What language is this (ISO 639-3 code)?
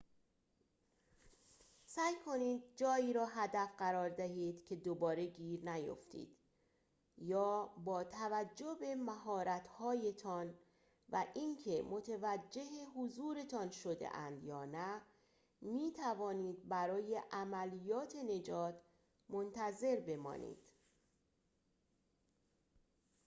fas